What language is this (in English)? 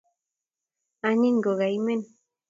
Kalenjin